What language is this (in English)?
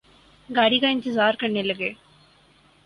Urdu